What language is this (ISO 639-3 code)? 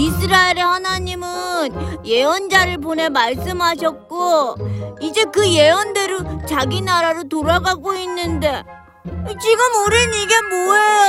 kor